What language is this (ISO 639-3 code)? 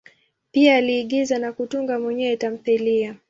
swa